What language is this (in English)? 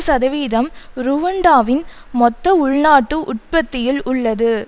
Tamil